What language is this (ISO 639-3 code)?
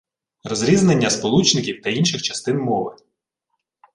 ukr